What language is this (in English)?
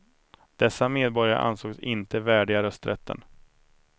Swedish